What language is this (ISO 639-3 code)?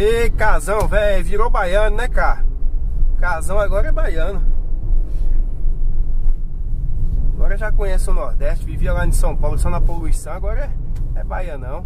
por